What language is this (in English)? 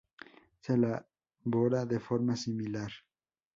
Spanish